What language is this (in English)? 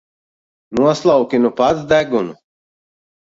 Latvian